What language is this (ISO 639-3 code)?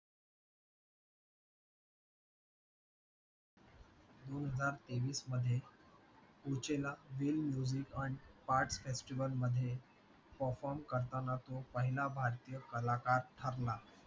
mar